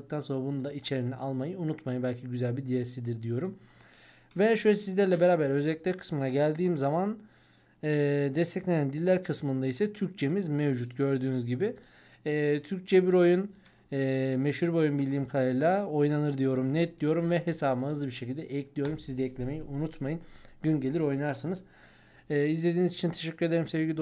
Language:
Turkish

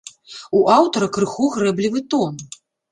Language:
Belarusian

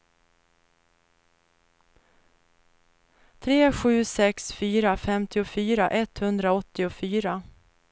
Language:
Swedish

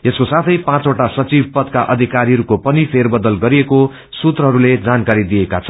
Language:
Nepali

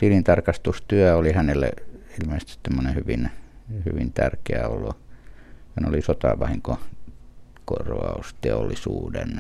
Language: Finnish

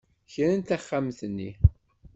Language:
Kabyle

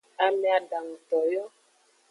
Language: Aja (Benin)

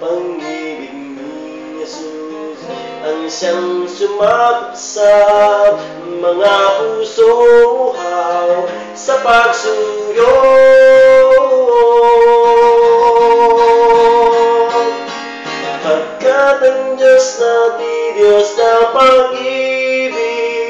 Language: Filipino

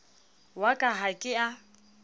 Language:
Southern Sotho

